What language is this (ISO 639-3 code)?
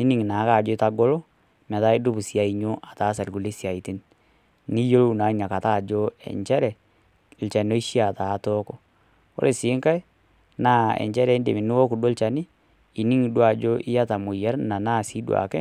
mas